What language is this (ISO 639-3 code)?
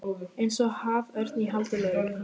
isl